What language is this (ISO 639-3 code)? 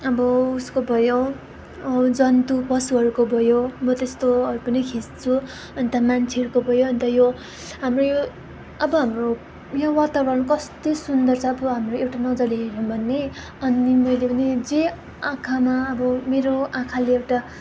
nep